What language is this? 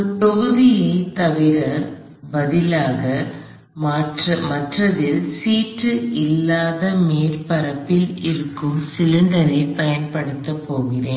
Tamil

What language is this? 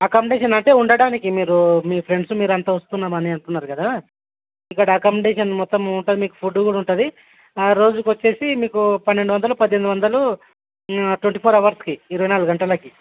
Telugu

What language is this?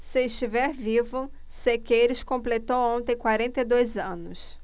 Portuguese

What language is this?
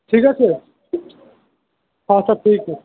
Bangla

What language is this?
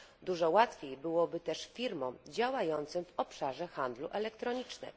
Polish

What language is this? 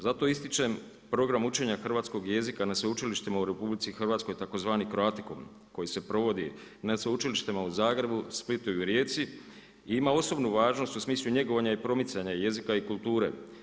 Croatian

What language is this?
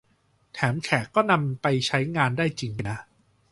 Thai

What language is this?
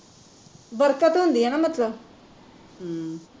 Punjabi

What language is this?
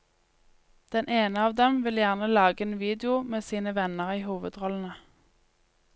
Norwegian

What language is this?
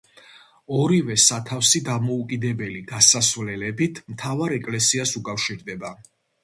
Georgian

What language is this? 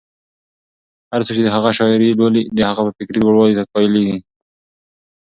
Pashto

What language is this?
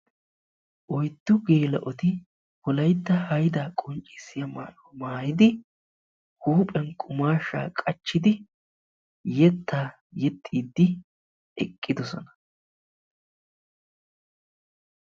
Wolaytta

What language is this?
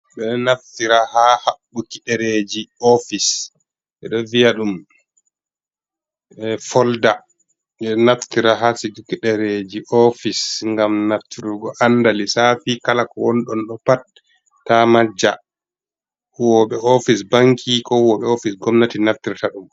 Fula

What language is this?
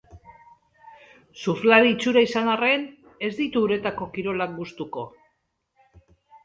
Basque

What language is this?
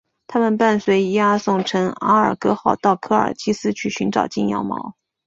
Chinese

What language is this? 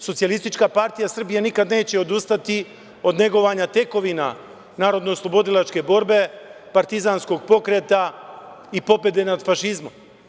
Serbian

